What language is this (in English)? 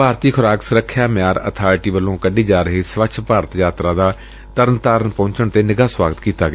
Punjabi